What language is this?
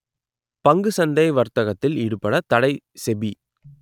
Tamil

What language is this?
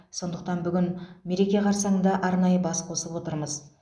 Kazakh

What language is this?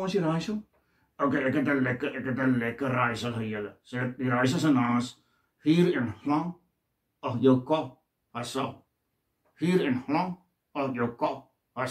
Dutch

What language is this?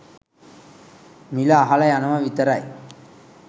Sinhala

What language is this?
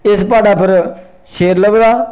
Dogri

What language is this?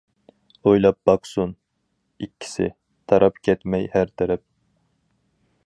Uyghur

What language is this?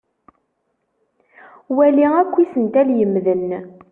Kabyle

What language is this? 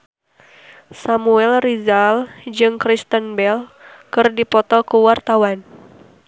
Sundanese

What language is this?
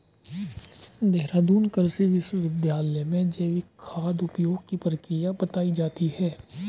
Hindi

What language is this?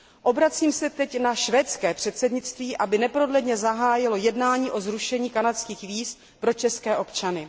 Czech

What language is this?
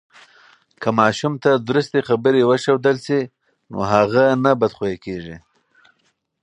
Pashto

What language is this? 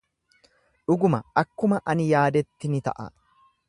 Oromo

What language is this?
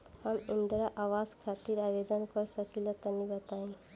Bhojpuri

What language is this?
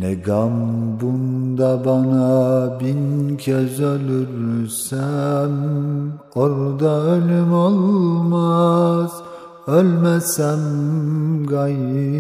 Turkish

